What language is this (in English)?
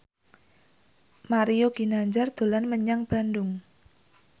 Javanese